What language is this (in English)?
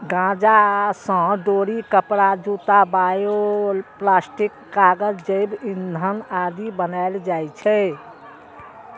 Maithili